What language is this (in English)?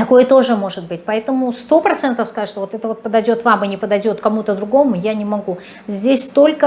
Russian